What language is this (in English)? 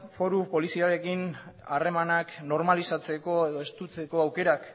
Basque